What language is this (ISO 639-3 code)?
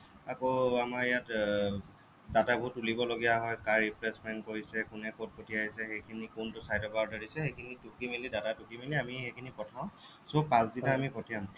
asm